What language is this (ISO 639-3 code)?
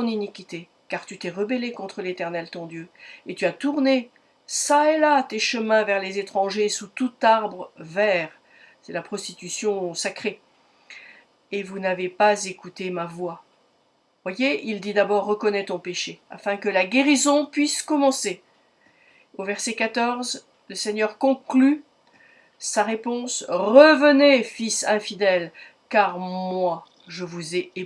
fra